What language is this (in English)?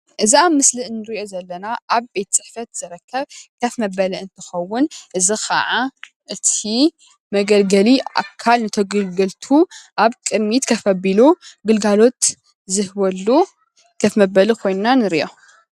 Tigrinya